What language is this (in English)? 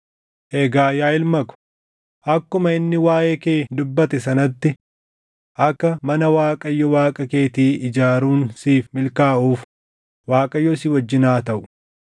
Oromo